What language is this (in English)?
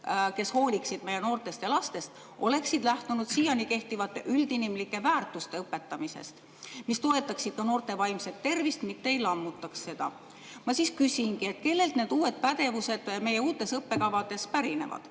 Estonian